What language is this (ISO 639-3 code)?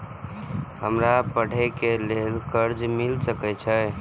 mai